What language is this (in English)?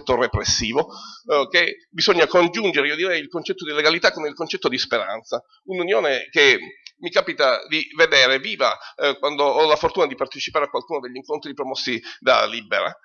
Italian